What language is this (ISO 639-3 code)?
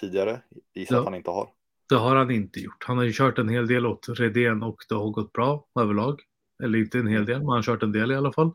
swe